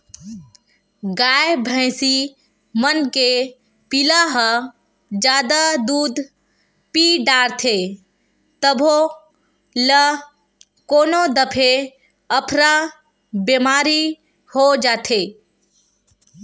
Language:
Chhattisgarhi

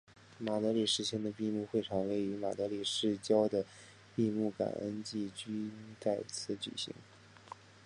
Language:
Chinese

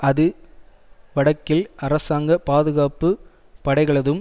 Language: Tamil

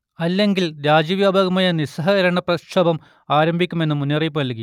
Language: Malayalam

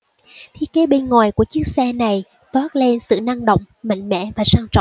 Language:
Vietnamese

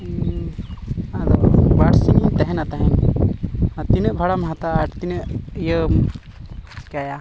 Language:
Santali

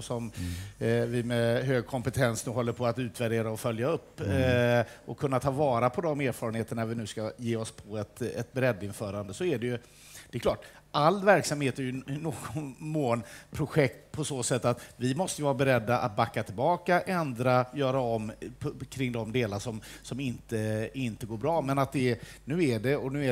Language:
Swedish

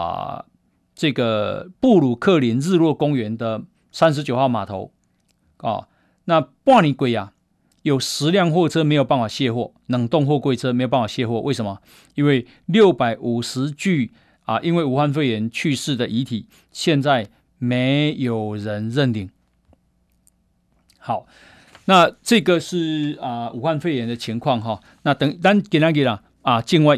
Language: Chinese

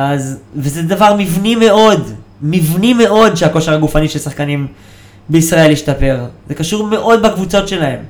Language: Hebrew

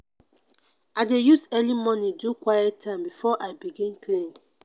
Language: Nigerian Pidgin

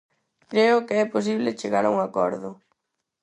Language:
Galician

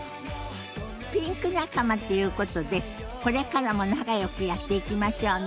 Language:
Japanese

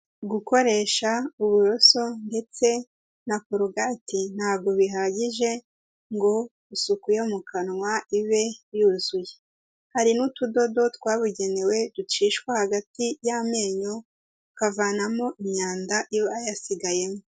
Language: Kinyarwanda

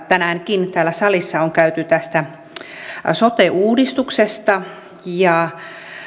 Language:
Finnish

